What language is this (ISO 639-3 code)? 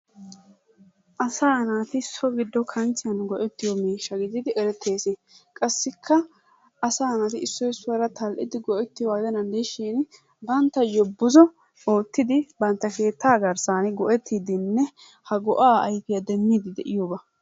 wal